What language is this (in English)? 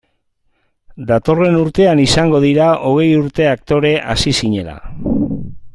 Basque